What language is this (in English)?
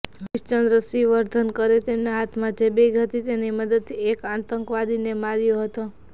Gujarati